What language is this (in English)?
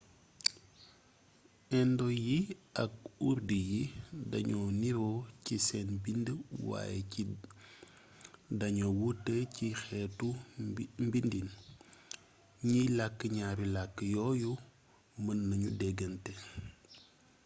Wolof